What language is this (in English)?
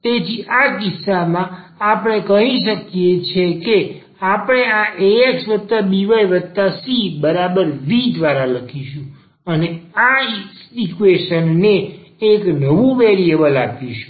Gujarati